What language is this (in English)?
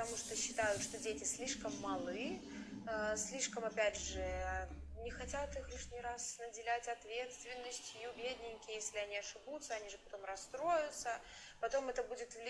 Russian